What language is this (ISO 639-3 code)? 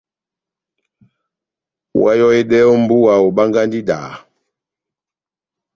bnm